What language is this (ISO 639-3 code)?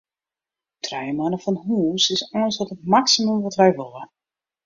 fry